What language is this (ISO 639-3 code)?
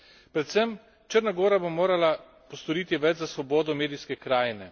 slv